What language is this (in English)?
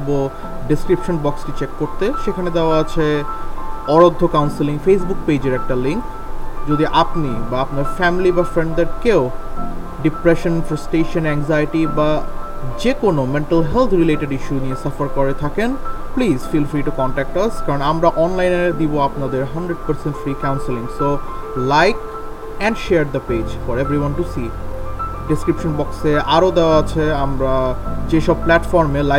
Bangla